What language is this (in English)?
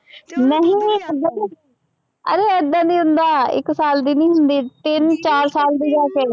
Punjabi